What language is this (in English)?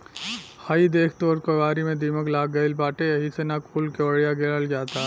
Bhojpuri